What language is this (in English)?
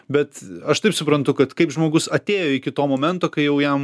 Lithuanian